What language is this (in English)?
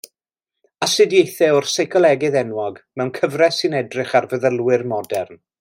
Welsh